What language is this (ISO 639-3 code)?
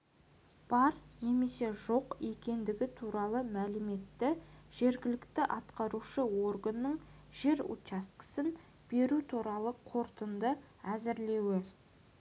kaz